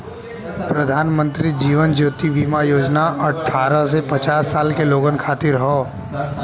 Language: Bhojpuri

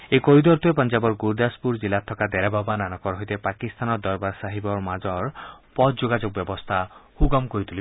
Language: Assamese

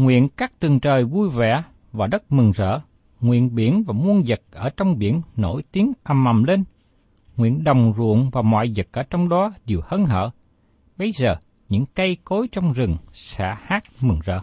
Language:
Vietnamese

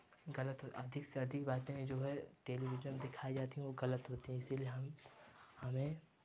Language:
Hindi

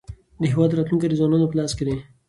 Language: Pashto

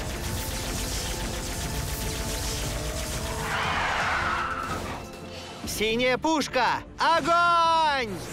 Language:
Russian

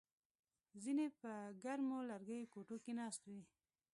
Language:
Pashto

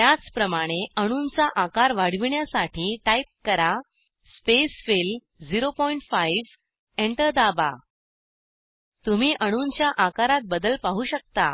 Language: Marathi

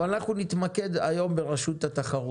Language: Hebrew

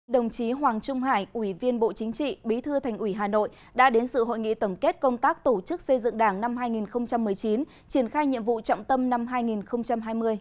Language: Vietnamese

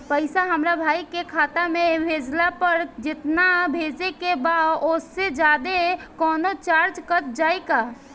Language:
Bhojpuri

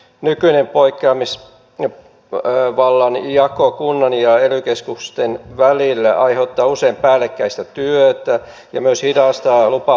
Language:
Finnish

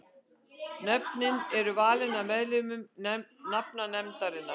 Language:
Icelandic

